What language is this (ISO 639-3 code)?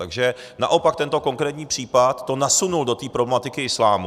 ces